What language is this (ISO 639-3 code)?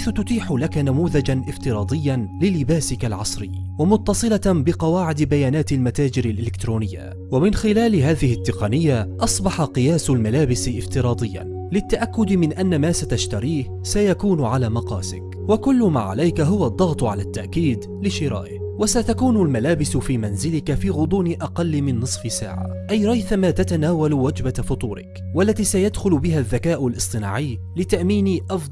ara